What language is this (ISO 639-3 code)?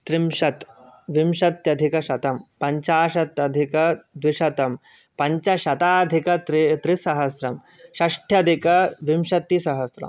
san